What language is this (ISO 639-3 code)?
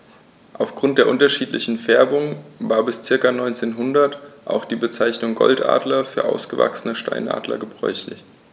deu